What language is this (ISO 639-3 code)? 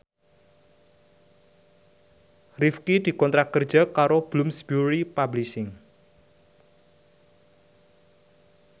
jav